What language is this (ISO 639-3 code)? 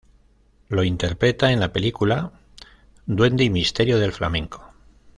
spa